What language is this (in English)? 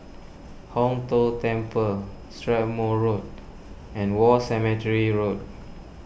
English